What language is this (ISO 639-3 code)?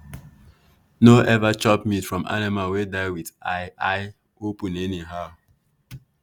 pcm